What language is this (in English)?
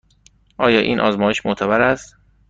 Persian